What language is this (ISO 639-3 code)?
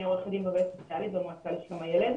heb